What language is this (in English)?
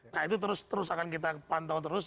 Indonesian